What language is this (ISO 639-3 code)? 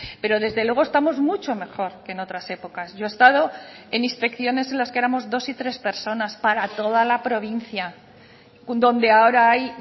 spa